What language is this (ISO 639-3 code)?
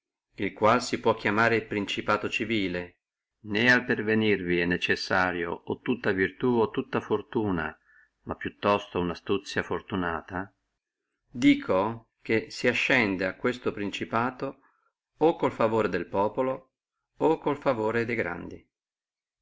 ita